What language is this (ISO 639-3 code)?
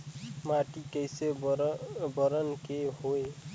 hne